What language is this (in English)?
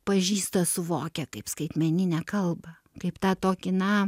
Lithuanian